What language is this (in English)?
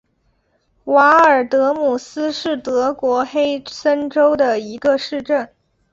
Chinese